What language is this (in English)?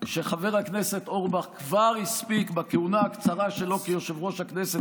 Hebrew